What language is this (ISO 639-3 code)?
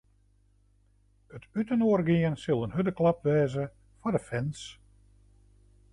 fry